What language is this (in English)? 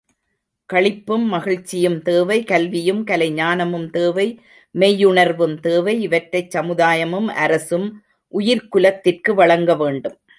Tamil